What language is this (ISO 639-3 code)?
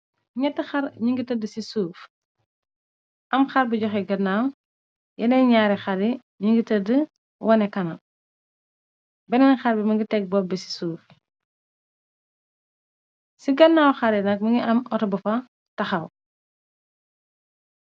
wol